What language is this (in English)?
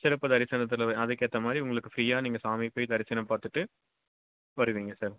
Tamil